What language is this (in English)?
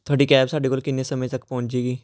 Punjabi